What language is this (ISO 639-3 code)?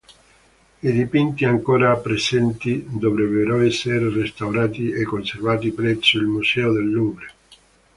ita